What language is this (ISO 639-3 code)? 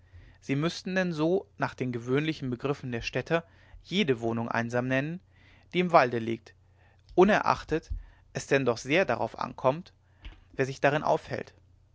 deu